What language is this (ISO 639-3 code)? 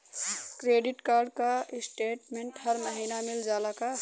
bho